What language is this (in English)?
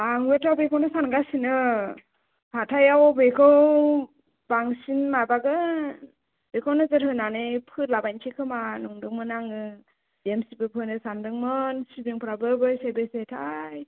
Bodo